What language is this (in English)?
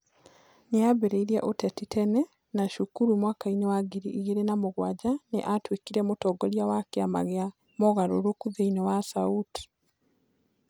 Kikuyu